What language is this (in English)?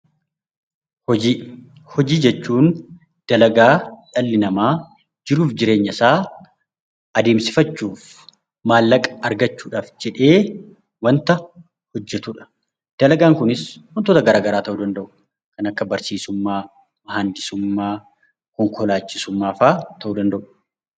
Oromo